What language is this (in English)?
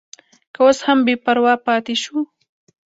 Pashto